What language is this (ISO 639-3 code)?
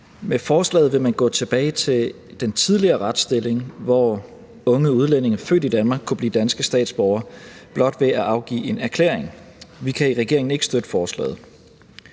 dan